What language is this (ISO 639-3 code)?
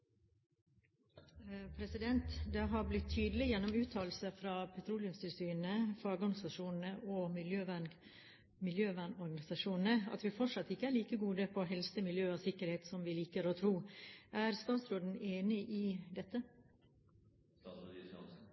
nob